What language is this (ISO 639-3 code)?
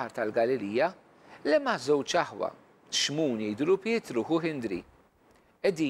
ara